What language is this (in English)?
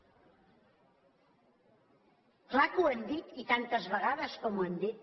Catalan